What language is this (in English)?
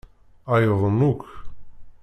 Kabyle